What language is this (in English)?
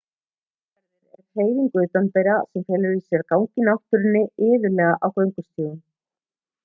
Icelandic